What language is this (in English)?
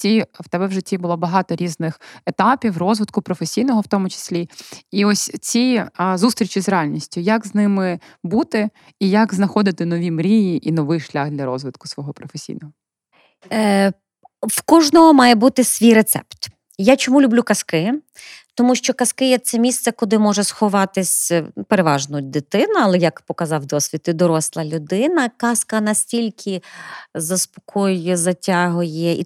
Ukrainian